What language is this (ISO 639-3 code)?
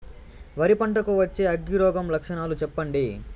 tel